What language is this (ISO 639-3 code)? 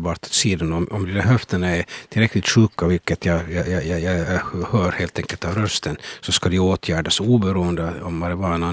swe